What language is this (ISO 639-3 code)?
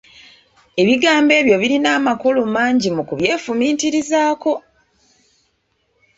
lug